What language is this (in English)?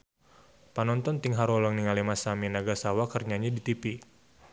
Sundanese